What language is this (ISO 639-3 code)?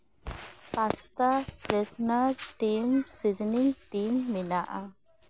sat